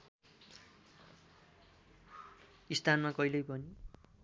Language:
Nepali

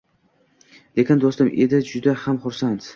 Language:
Uzbek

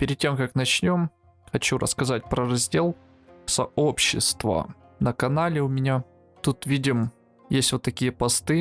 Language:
Russian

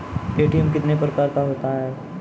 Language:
Maithili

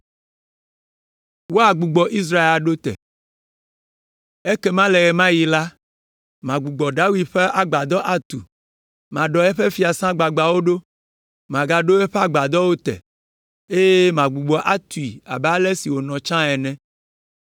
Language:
Ewe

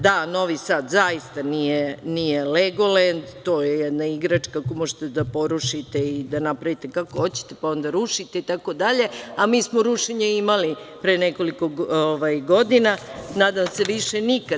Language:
Serbian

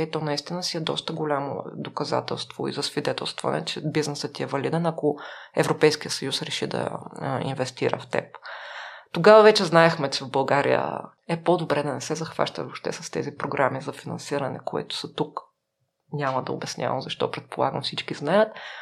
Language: Bulgarian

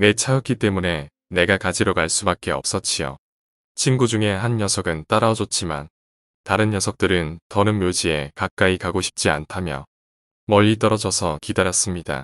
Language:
Korean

